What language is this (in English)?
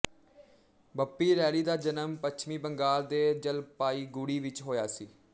Punjabi